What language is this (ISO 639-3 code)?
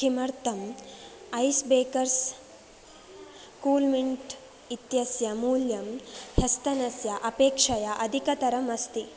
san